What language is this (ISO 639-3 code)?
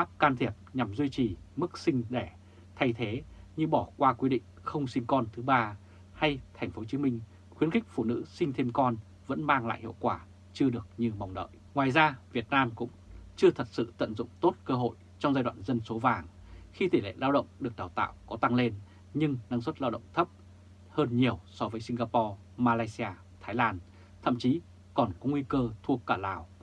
vie